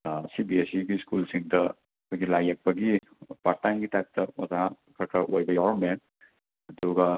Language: Manipuri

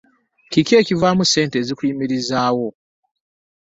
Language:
Ganda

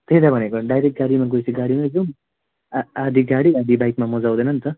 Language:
Nepali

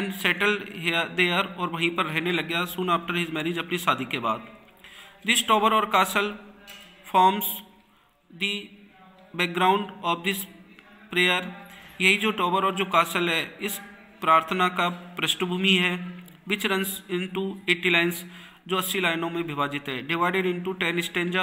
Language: Hindi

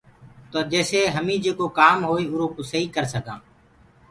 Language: Gurgula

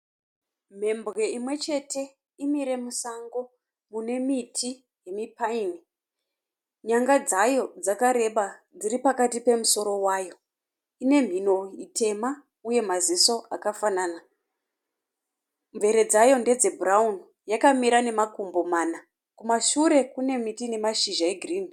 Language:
Shona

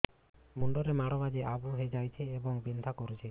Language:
Odia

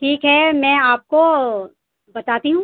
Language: Urdu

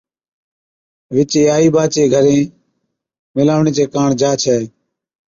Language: Od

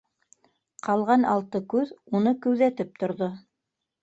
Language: Bashkir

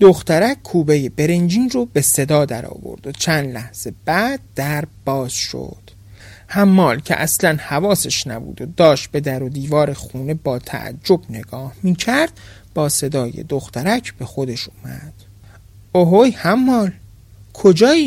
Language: Persian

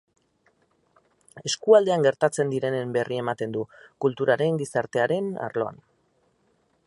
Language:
Basque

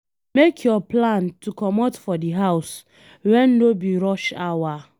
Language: Nigerian Pidgin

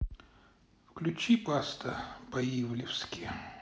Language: Russian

